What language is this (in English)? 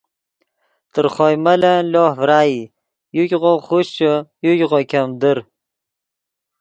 Yidgha